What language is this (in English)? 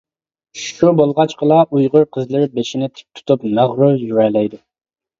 Uyghur